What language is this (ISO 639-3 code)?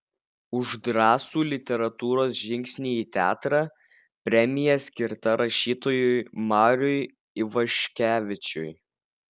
lit